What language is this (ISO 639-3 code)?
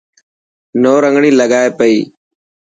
mki